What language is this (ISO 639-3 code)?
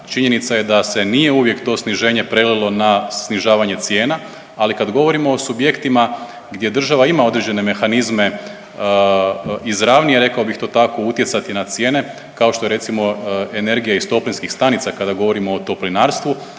hrv